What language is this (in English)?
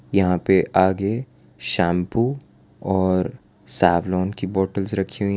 Hindi